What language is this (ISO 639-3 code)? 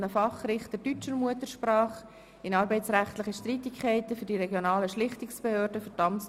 gsw